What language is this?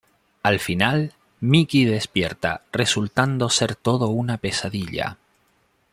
Spanish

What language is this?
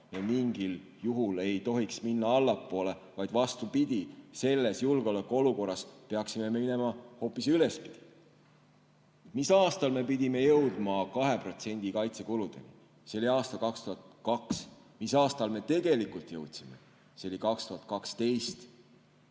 Estonian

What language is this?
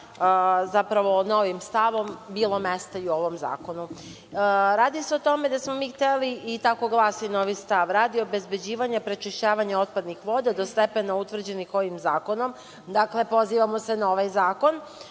Serbian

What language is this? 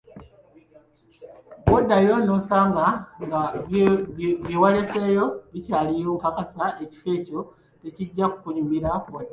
Ganda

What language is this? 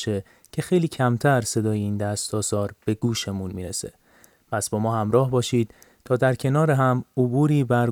Persian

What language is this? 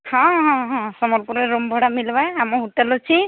Odia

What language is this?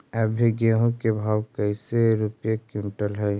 Magahi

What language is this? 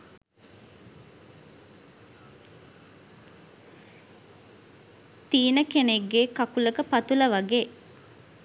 Sinhala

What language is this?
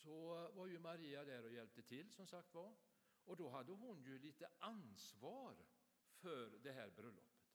Swedish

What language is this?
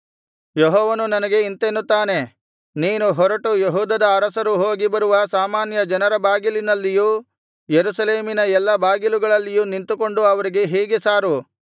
Kannada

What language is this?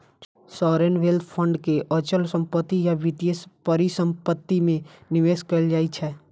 Maithili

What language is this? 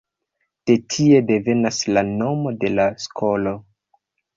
Esperanto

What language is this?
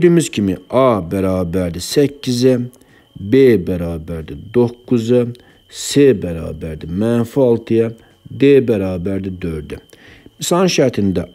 Turkish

